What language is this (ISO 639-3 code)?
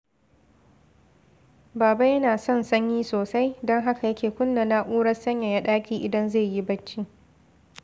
hau